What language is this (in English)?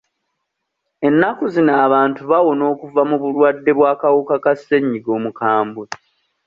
Ganda